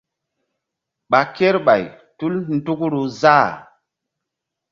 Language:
Mbum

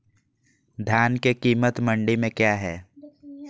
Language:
Magahi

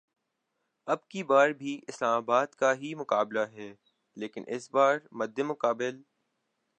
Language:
Urdu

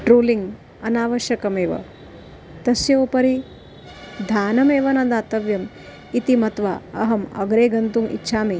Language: Sanskrit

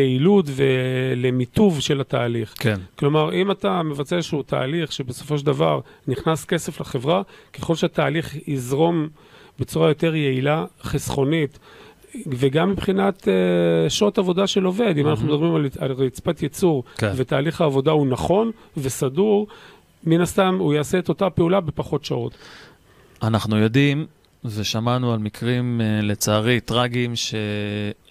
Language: Hebrew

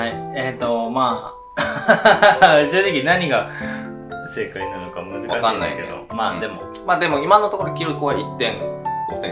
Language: Japanese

